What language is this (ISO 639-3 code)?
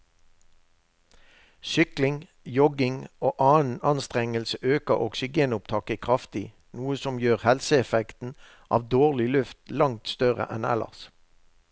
nor